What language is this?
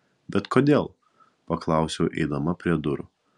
Lithuanian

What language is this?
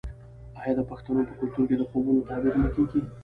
Pashto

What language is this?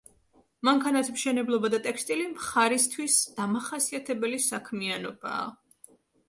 Georgian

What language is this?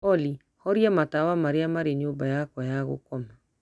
Kikuyu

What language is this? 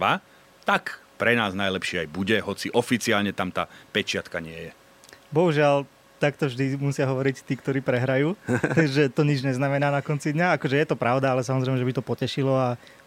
Slovak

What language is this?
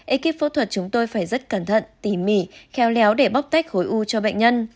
Vietnamese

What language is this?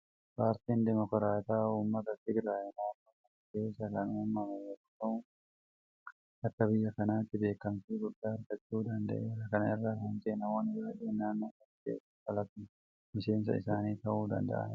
Oromo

